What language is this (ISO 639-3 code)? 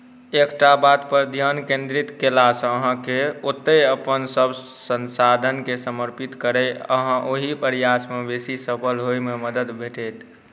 mai